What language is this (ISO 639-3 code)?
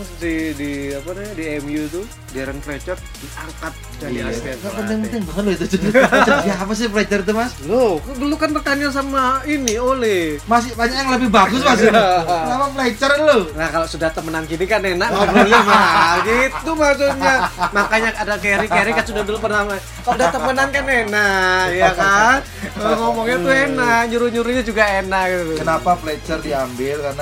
ind